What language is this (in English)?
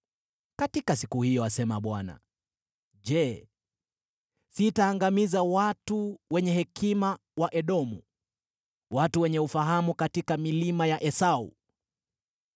Swahili